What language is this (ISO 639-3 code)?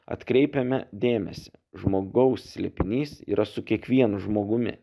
lit